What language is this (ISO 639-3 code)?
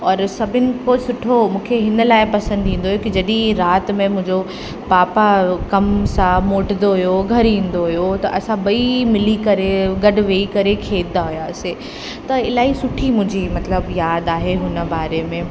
snd